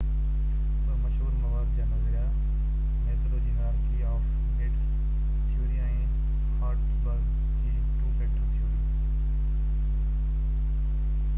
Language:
Sindhi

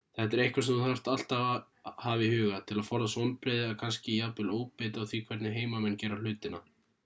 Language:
Icelandic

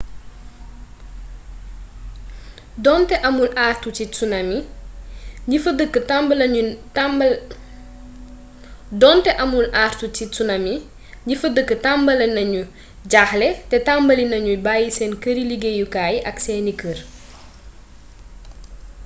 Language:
Wolof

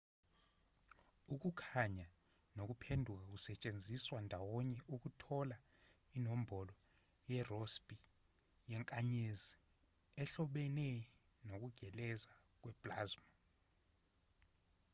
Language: Zulu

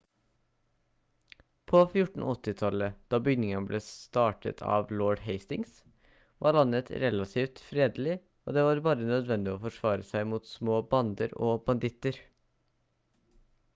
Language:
Norwegian Bokmål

